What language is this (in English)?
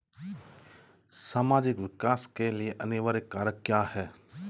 Hindi